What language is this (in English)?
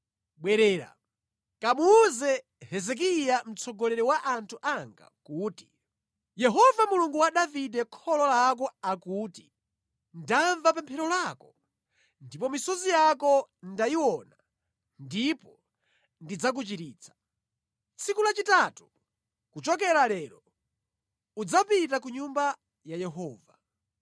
Nyanja